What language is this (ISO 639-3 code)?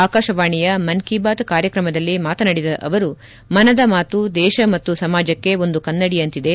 kan